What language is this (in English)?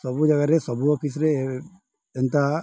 Odia